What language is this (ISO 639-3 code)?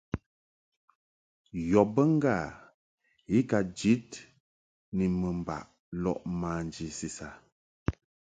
mhk